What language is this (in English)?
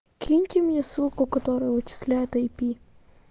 Russian